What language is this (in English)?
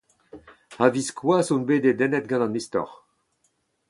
Breton